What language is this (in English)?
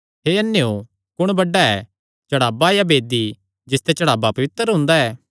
Kangri